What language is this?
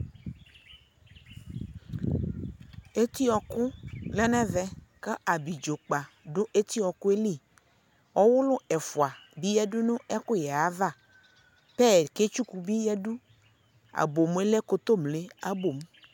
Ikposo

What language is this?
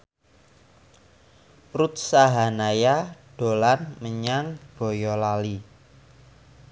Javanese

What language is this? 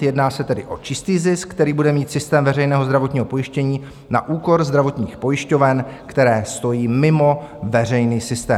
Czech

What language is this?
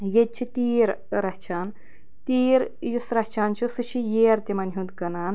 Kashmiri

